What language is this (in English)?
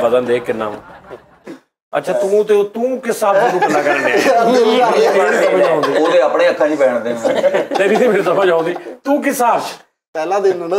Hindi